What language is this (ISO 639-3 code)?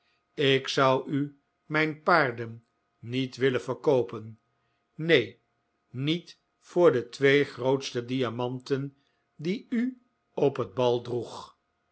nld